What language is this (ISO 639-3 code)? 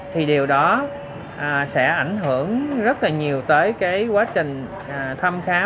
vie